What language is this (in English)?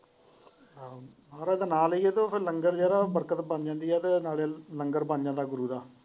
Punjabi